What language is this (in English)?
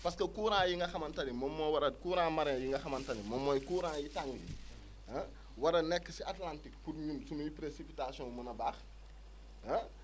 Wolof